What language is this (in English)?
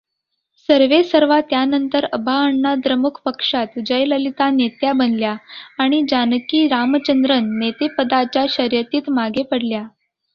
Marathi